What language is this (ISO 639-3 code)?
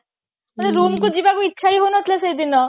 ori